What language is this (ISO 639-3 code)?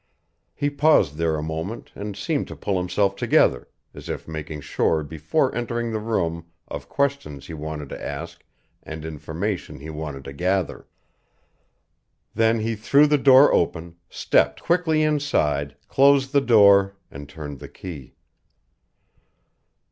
eng